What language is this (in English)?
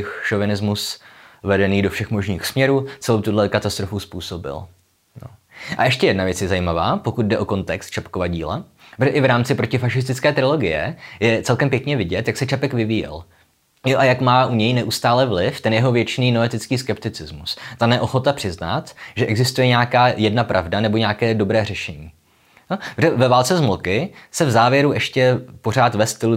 Czech